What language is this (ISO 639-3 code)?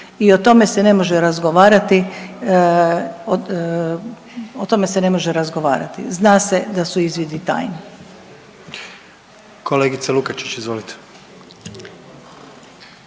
hrv